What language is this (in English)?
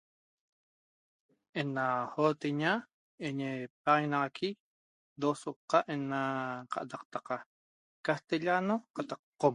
Toba